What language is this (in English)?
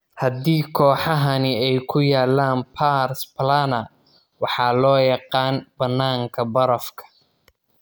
Somali